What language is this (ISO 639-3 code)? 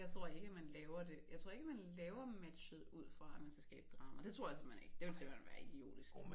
dan